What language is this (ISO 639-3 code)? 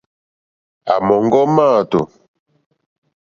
bri